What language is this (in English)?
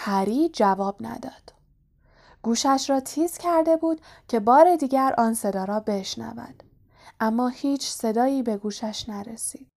Persian